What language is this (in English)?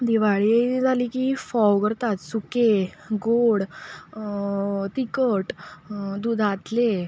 Konkani